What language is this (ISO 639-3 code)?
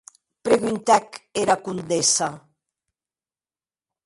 oci